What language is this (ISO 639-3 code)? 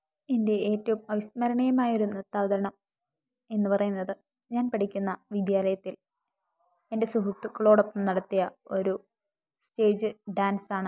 mal